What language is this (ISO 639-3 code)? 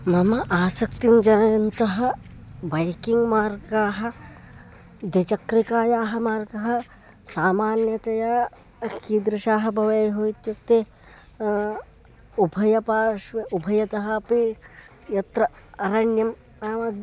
san